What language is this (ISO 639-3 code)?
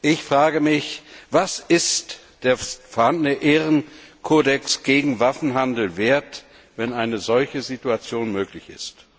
deu